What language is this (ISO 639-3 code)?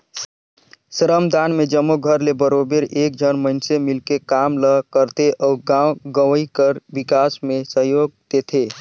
hne